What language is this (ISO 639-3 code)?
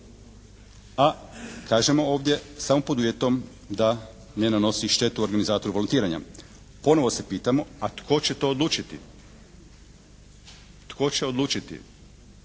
hrv